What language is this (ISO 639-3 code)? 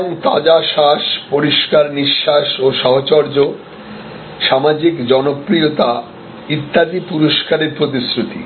ben